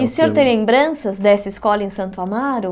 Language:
Portuguese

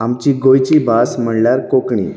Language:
Konkani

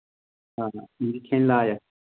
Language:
Kashmiri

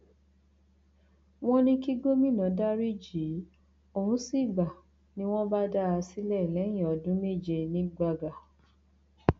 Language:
Yoruba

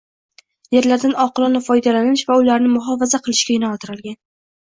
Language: Uzbek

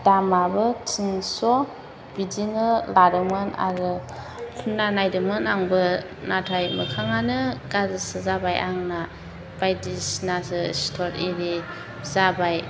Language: Bodo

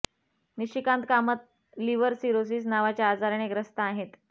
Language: Marathi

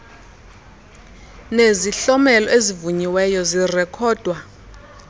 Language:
Xhosa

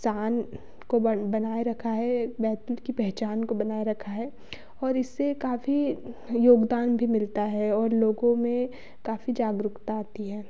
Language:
Hindi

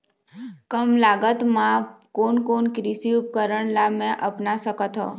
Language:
Chhattisgarhi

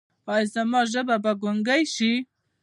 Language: Pashto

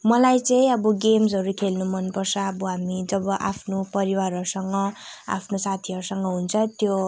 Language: Nepali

